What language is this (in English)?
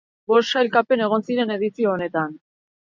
Basque